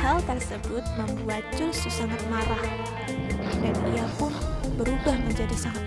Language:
Indonesian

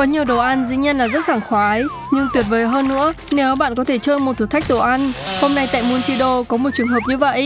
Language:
Vietnamese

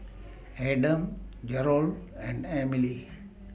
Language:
English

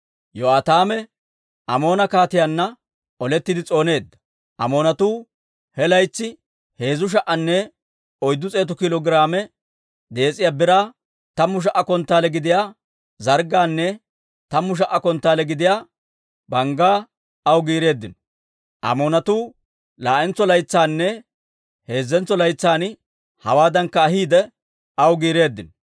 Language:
Dawro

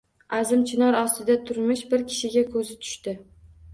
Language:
Uzbek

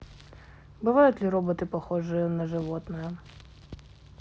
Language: Russian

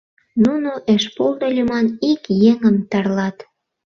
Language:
Mari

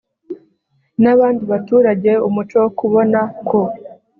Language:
Kinyarwanda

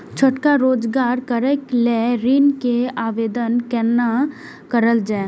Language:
Maithili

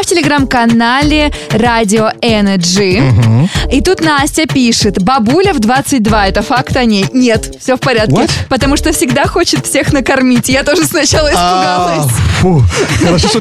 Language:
Russian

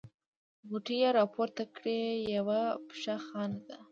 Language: Pashto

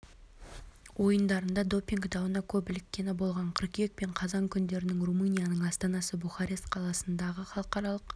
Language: Kazakh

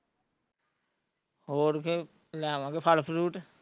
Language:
Punjabi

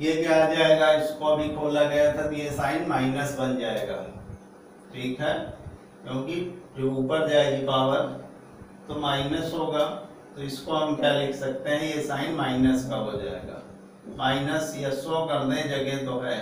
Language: Hindi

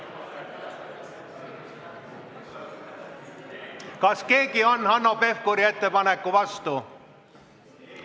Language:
Estonian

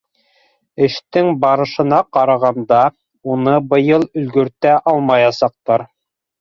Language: Bashkir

